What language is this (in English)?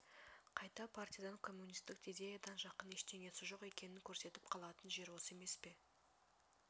Kazakh